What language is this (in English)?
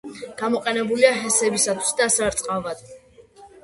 Georgian